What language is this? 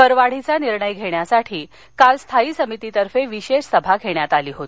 Marathi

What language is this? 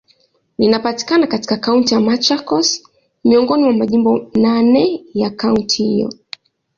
Swahili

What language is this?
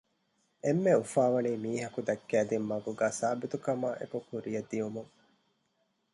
Divehi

